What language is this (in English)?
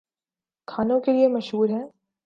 Urdu